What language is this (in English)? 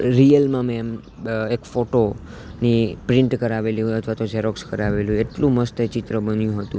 Gujarati